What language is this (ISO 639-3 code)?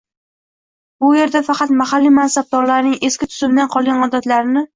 uzb